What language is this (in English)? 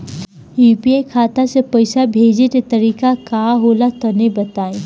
Bhojpuri